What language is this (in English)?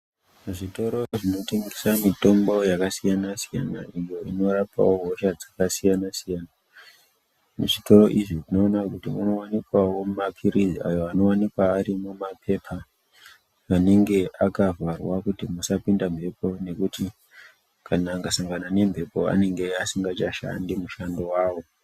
Ndau